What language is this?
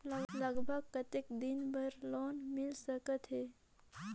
Chhattisgarhi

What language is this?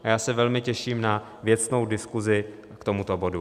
Czech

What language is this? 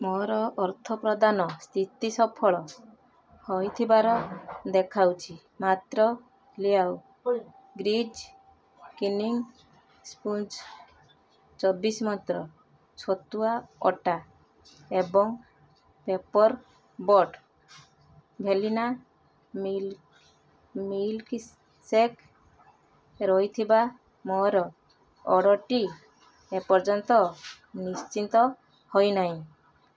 Odia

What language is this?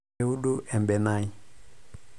Masai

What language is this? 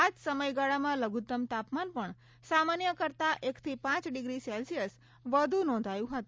Gujarati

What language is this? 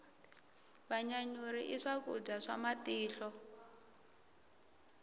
Tsonga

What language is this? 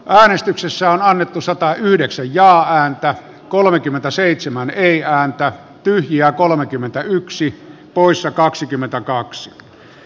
Finnish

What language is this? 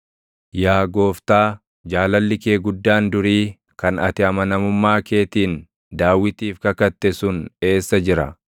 Oromo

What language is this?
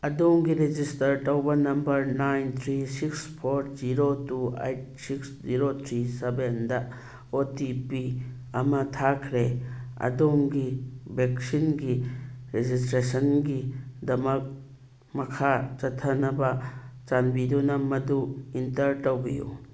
Manipuri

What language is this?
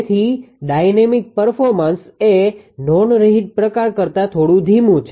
Gujarati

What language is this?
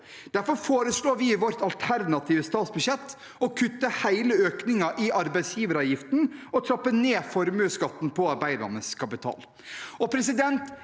Norwegian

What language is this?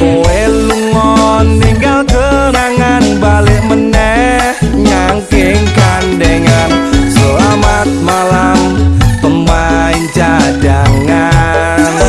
Indonesian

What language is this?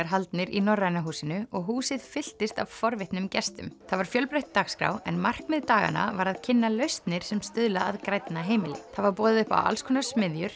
Icelandic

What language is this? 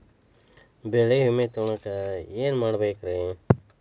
Kannada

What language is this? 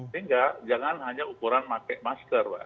Indonesian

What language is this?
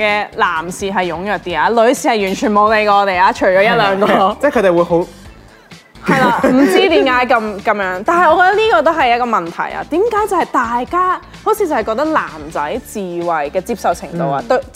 Chinese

